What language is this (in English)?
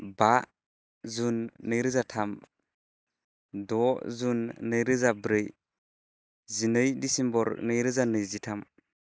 Bodo